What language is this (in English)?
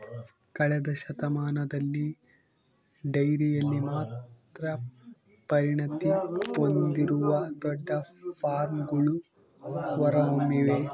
Kannada